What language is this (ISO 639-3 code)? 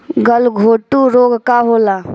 bho